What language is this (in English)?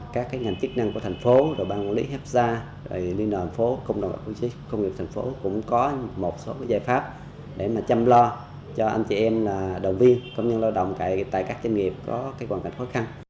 Vietnamese